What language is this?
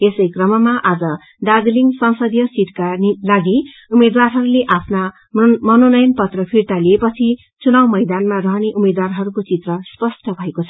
Nepali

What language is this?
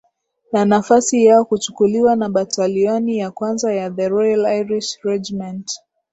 Swahili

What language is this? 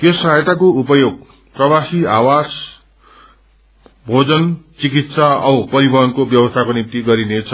Nepali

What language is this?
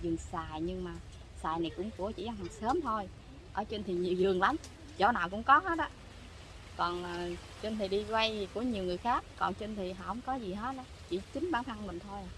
Vietnamese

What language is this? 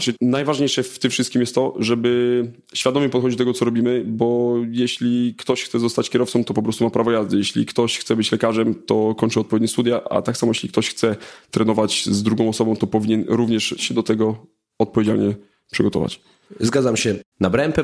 Polish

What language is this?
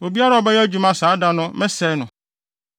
Akan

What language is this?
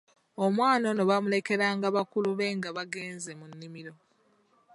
Ganda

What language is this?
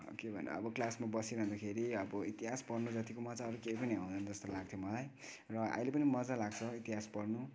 Nepali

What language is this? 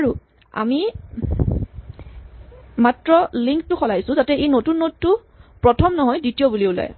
Assamese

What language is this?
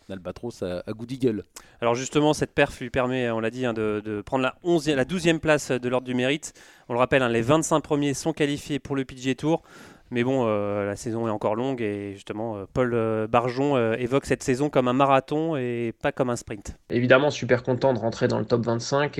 French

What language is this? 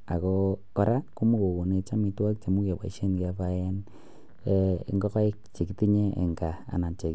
Kalenjin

